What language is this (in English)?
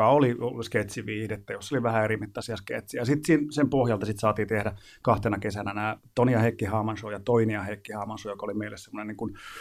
Finnish